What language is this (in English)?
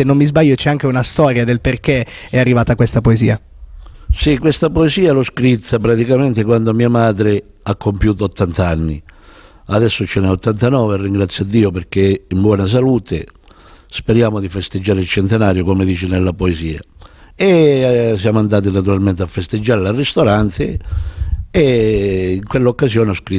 Italian